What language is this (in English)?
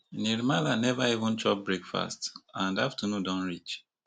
Nigerian Pidgin